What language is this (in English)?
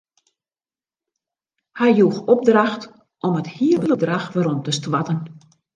Western Frisian